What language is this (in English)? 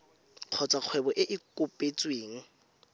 Tswana